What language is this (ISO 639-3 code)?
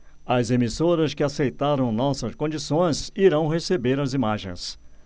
por